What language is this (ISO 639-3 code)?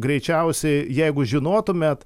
lit